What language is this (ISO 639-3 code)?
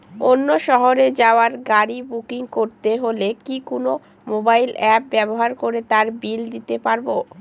ben